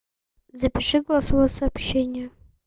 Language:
Russian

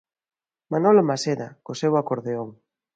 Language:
Galician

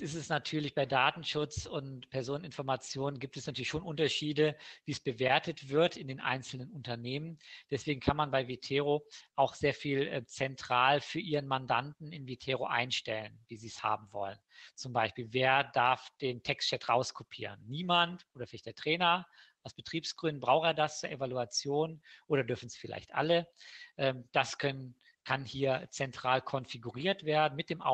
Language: German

